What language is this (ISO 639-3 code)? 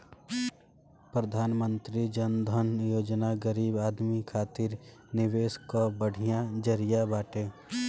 bho